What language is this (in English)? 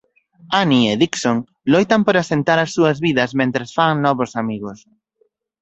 Galician